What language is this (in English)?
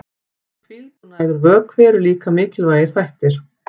Icelandic